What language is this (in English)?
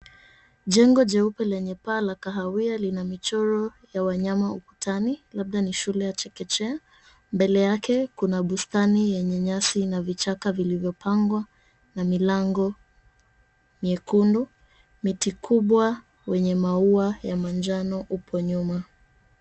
Swahili